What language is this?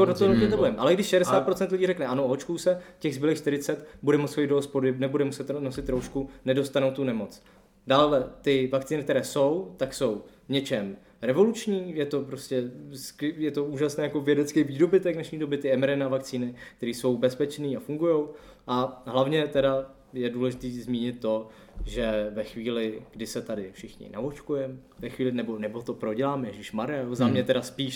Czech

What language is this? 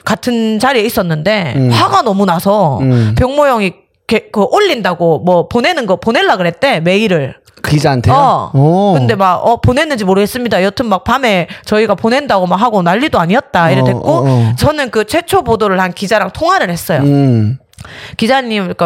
Korean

